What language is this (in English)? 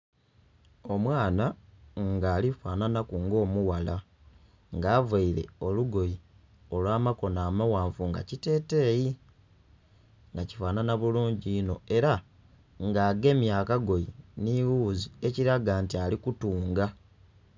Soga